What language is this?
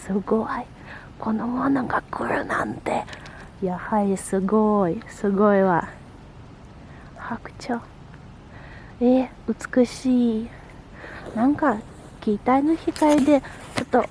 Japanese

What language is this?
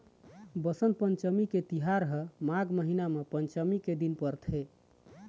Chhattisgarhi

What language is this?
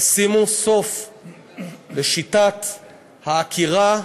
Hebrew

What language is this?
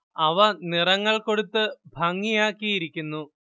Malayalam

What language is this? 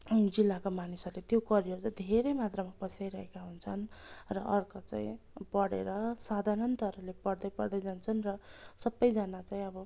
Nepali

